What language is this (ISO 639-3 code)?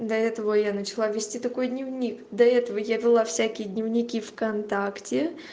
rus